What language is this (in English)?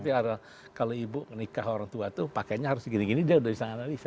Indonesian